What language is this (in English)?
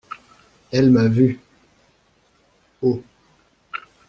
French